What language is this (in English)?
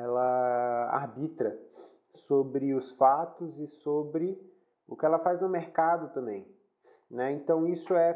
Portuguese